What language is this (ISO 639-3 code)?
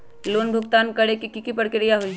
mag